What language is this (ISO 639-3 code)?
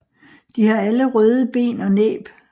dan